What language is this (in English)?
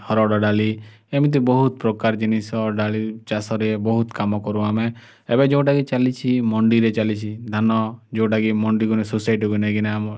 Odia